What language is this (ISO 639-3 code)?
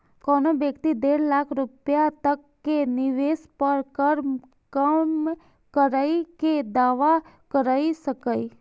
mai